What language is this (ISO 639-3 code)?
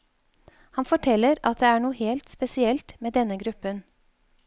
nor